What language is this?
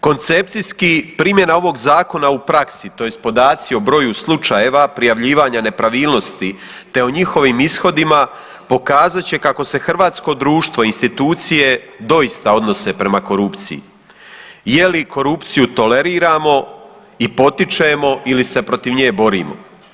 Croatian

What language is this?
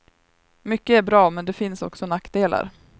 Swedish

